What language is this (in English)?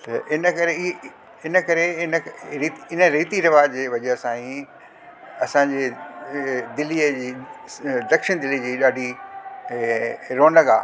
Sindhi